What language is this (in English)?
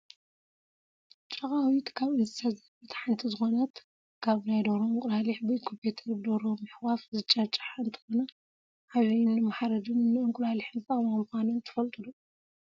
Tigrinya